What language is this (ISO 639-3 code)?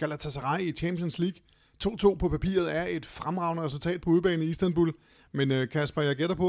dan